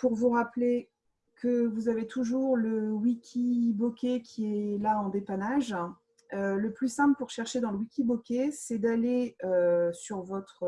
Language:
French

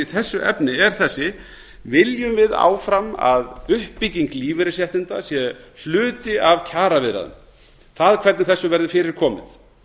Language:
Icelandic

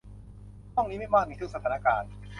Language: Thai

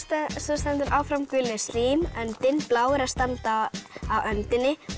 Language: Icelandic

